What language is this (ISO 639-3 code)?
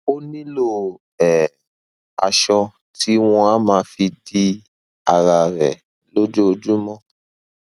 yor